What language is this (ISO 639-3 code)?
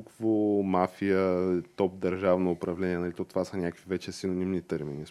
bul